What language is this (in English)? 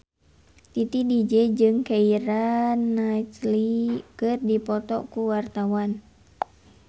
Sundanese